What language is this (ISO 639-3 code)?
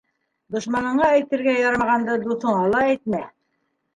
bak